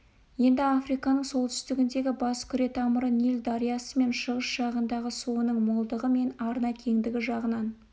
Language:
Kazakh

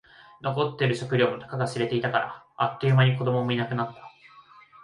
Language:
Japanese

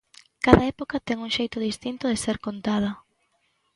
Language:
Galician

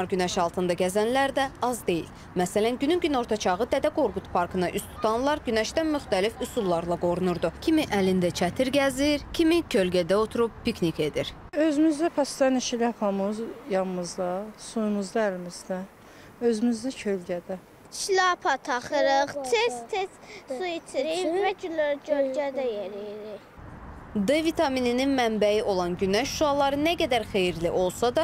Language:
Turkish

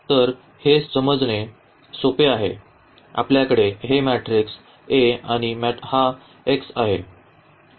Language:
Marathi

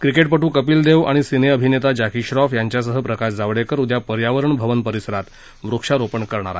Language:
Marathi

